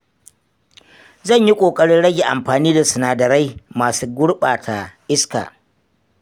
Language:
Hausa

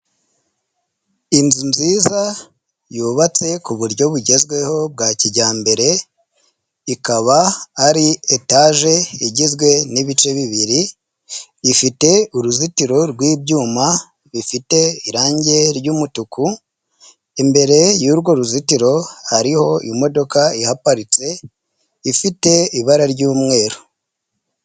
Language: Kinyarwanda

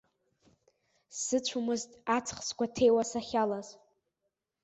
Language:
Abkhazian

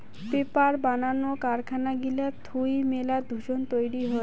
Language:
Bangla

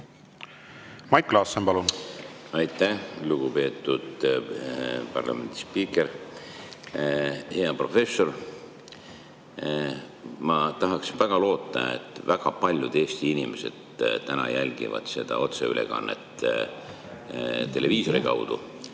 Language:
Estonian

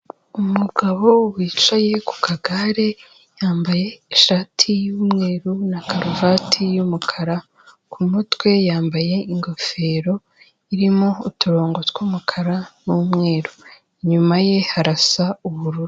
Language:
Kinyarwanda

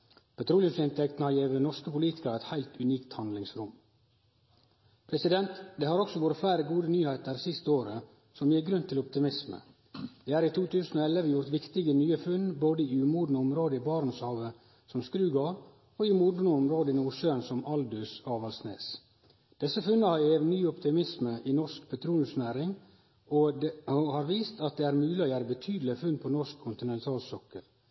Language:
Norwegian Nynorsk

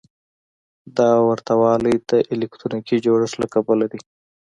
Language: Pashto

